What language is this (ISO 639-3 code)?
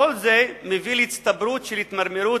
heb